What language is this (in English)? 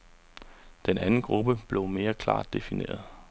Danish